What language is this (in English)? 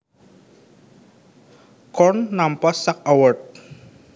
Javanese